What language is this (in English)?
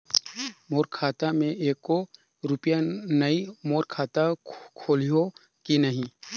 Chhattisgarhi